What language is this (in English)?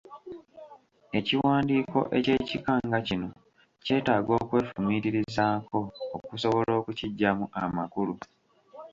Ganda